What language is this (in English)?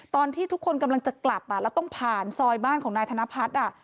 Thai